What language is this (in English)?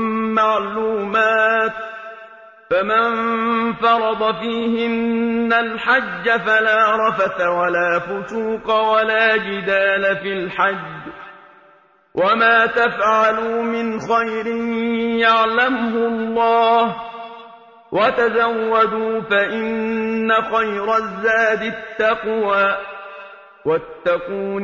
Arabic